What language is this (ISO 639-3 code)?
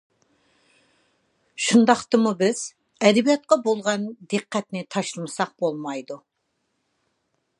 uig